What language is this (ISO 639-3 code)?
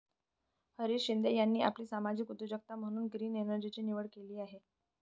mar